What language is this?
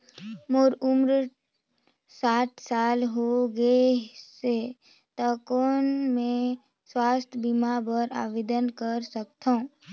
Chhattisgarhi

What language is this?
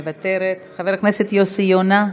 Hebrew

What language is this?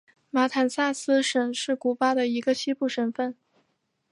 Chinese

